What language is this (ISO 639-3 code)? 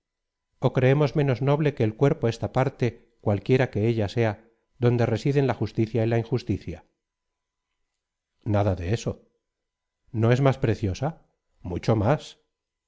spa